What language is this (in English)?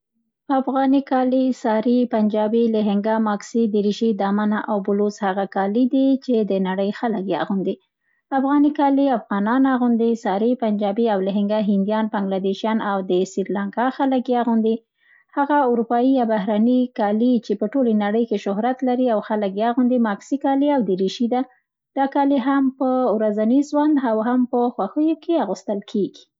Central Pashto